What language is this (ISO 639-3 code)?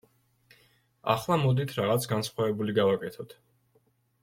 kat